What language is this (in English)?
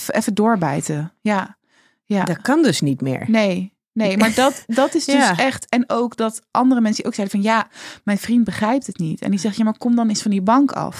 Dutch